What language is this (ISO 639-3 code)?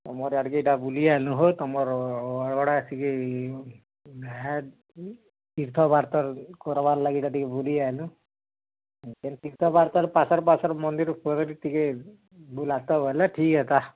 ori